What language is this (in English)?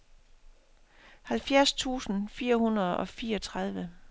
Danish